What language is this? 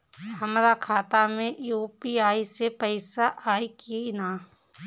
Bhojpuri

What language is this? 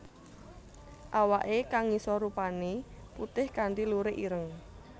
Javanese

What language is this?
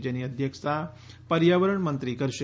Gujarati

